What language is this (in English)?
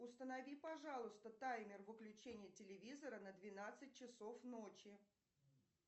Russian